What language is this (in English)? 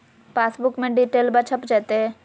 Magahi